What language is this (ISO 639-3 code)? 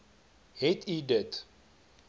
afr